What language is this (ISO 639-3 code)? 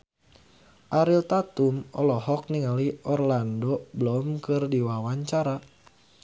sun